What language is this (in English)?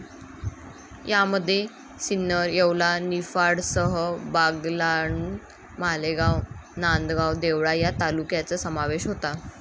Marathi